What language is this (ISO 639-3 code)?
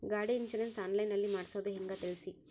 kan